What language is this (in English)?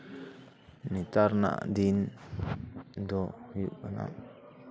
Santali